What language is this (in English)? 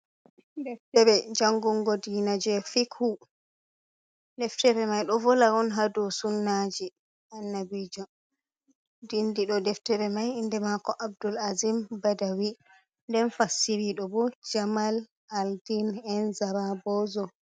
Fula